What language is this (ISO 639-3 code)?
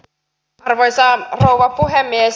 fin